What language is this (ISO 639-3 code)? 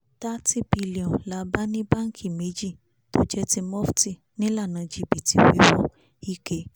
yor